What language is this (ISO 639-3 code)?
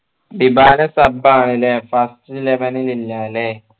mal